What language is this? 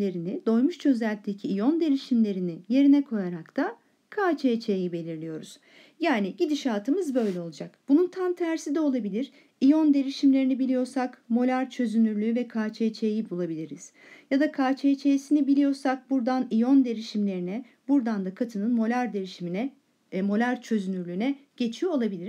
Turkish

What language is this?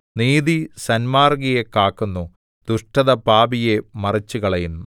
Malayalam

